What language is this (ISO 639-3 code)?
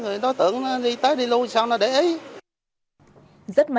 vie